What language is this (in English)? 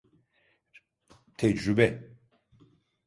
Turkish